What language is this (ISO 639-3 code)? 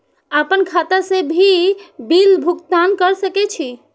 mai